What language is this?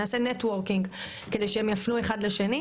Hebrew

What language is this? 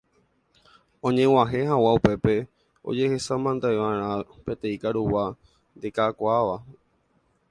Guarani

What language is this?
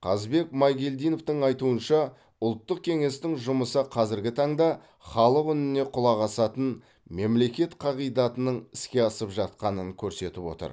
Kazakh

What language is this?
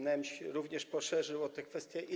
Polish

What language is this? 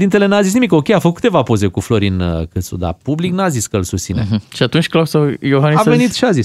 Romanian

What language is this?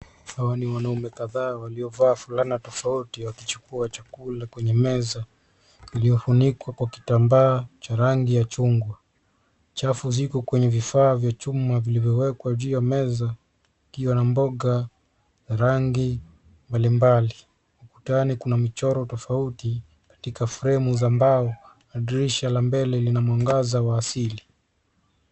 Swahili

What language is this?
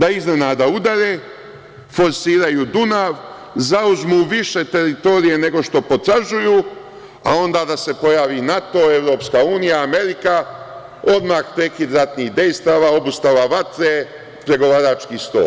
Serbian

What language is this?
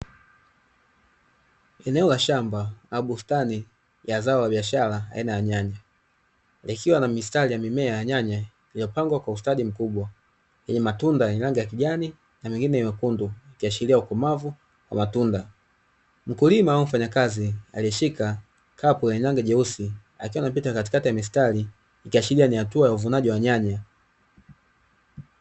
Swahili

